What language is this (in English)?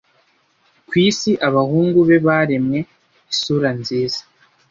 Kinyarwanda